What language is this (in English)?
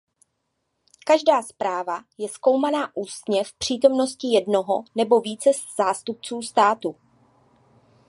Czech